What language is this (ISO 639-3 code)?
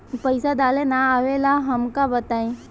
bho